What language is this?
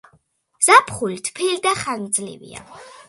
Georgian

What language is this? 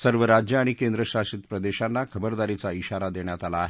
Marathi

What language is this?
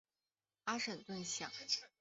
Chinese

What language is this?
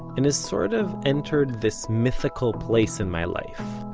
English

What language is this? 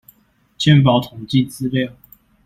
Chinese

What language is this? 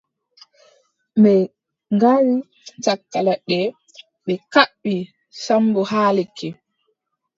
Adamawa Fulfulde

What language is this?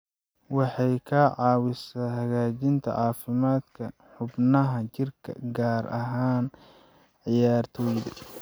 Somali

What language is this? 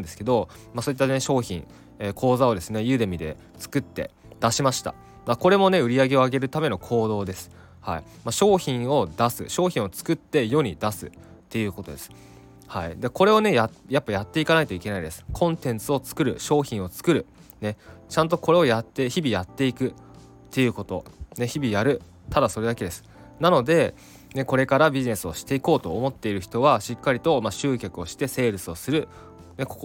Japanese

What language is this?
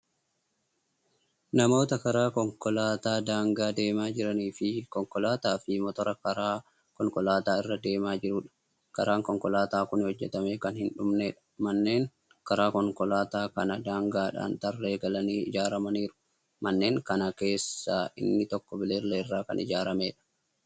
Oromo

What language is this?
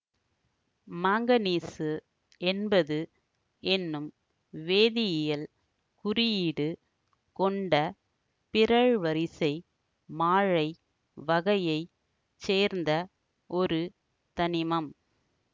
Tamil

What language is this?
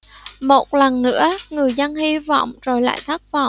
Vietnamese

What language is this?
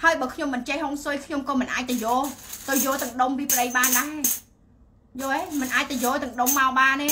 Vietnamese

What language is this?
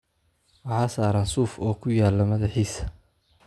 Somali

